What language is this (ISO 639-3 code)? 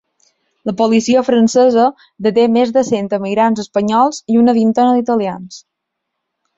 cat